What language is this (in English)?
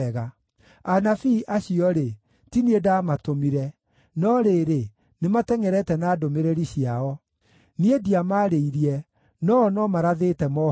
Kikuyu